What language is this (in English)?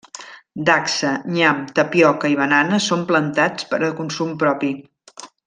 Catalan